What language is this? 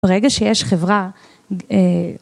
Hebrew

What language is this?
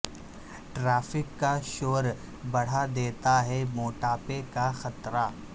Urdu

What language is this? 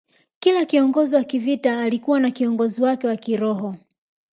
Swahili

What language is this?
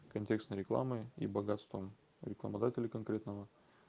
Russian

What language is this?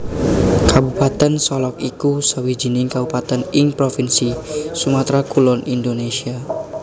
Javanese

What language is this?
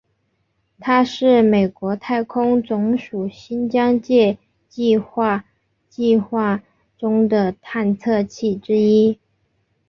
Chinese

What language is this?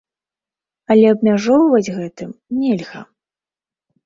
Belarusian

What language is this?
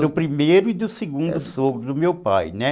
Portuguese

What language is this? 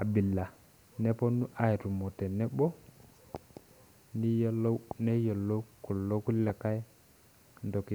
Masai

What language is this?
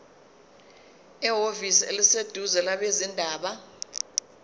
Zulu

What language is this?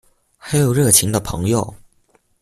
Chinese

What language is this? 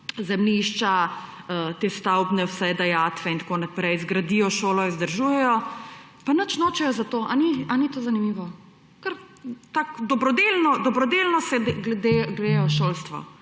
Slovenian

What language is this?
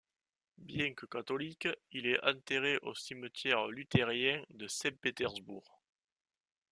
French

